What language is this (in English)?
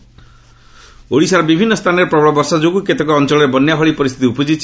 Odia